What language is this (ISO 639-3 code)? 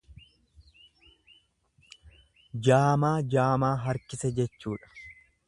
orm